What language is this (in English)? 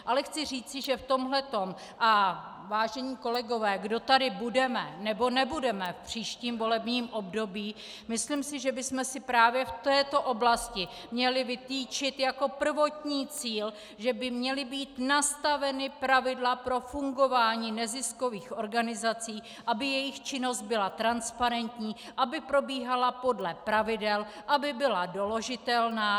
Czech